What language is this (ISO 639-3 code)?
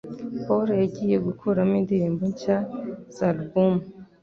kin